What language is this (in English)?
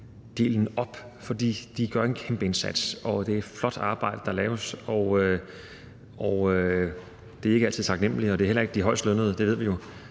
Danish